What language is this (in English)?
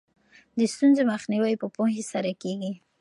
Pashto